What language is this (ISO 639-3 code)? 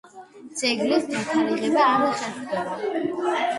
kat